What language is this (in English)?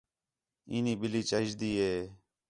Khetrani